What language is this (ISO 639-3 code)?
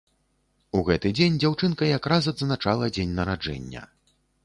bel